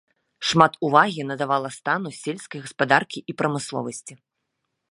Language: Belarusian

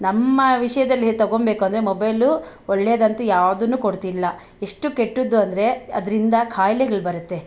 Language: Kannada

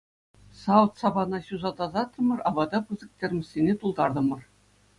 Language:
Chuvash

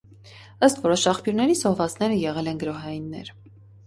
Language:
Armenian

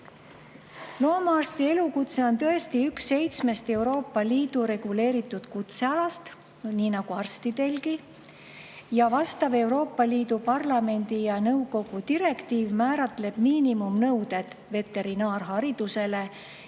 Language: Estonian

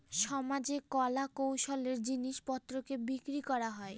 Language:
Bangla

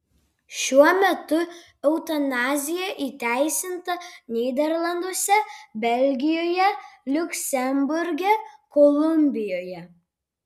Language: Lithuanian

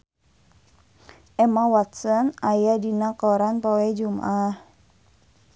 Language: Sundanese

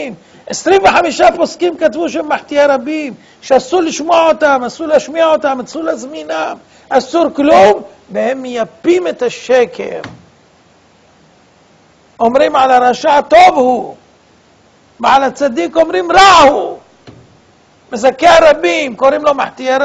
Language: Hebrew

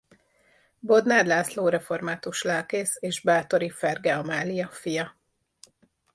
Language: Hungarian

